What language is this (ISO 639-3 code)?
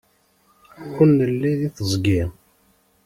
kab